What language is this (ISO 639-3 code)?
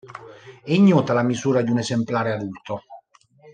ita